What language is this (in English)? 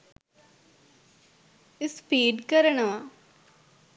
Sinhala